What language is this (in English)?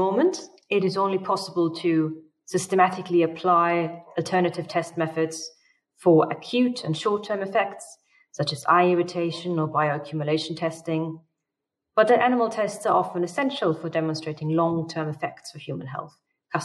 English